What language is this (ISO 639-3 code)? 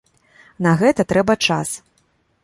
bel